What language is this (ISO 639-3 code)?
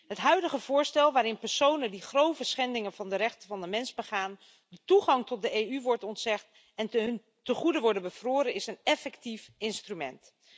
nld